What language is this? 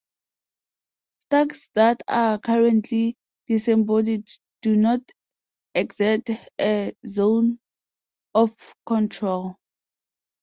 English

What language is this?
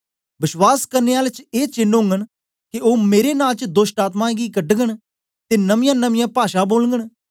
Dogri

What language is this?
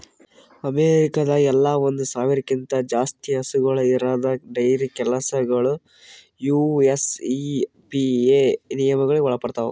Kannada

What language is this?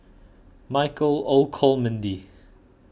English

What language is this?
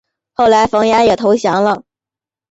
Chinese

